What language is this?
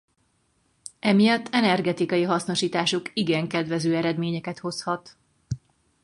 Hungarian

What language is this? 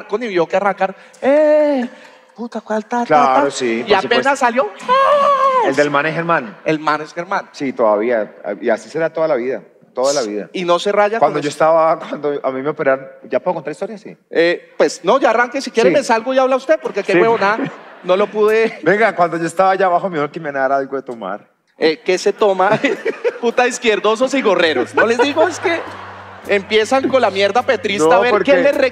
Spanish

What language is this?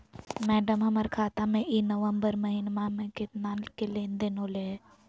Magahi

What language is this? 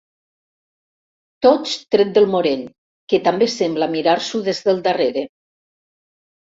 Catalan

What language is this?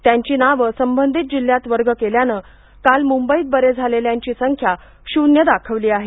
Marathi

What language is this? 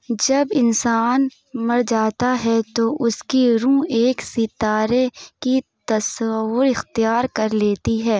Urdu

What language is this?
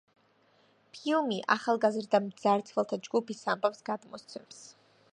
Georgian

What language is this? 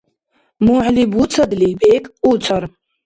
Dargwa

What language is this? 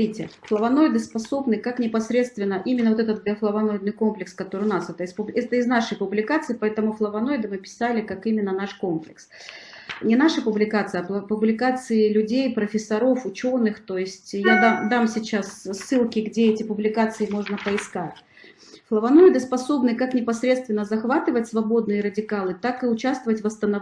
Russian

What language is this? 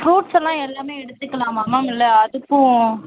Tamil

